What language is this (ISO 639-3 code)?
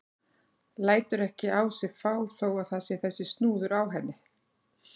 isl